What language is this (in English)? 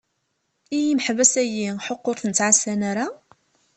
Kabyle